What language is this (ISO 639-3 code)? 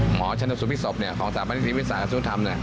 tha